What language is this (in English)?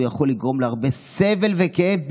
Hebrew